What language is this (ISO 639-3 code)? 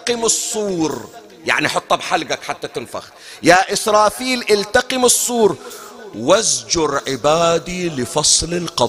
ara